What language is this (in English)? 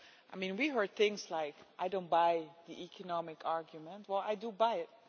English